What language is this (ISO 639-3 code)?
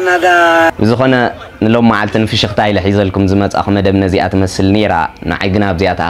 ara